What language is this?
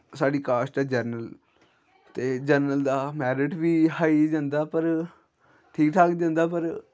Dogri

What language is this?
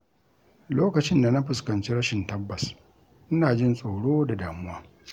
Hausa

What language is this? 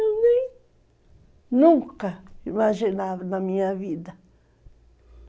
Portuguese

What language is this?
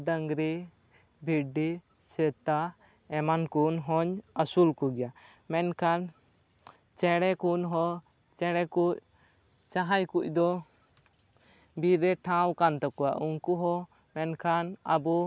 Santali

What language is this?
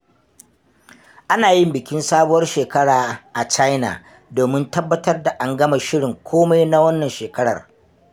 Hausa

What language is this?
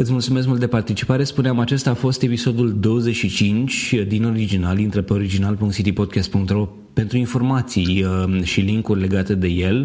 Romanian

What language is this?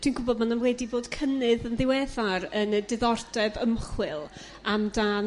Welsh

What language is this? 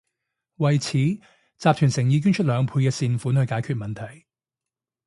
Cantonese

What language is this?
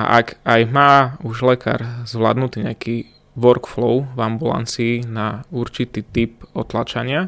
Slovak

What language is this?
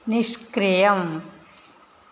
Sanskrit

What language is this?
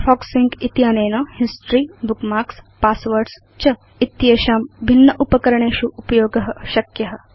Sanskrit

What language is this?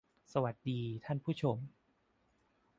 Thai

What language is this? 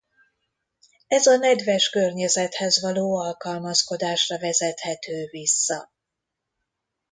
Hungarian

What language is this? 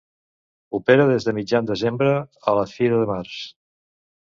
Catalan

